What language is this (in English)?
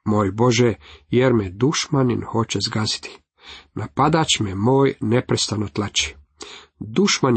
Croatian